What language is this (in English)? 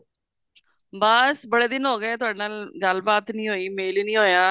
Punjabi